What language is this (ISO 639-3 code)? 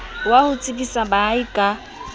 sot